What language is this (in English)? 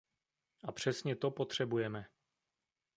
Czech